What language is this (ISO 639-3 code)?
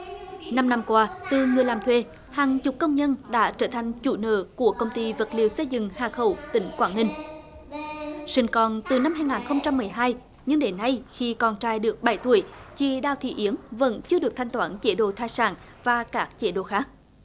vie